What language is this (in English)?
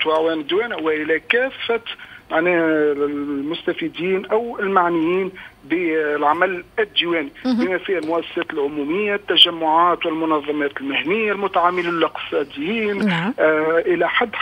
Arabic